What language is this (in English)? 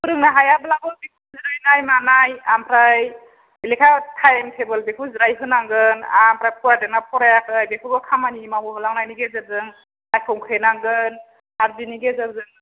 Bodo